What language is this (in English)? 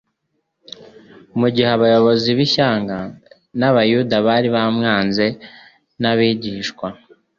Kinyarwanda